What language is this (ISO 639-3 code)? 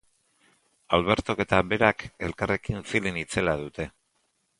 eus